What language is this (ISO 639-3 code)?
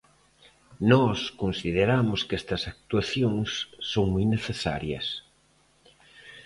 glg